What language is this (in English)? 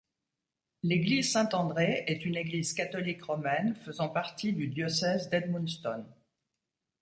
French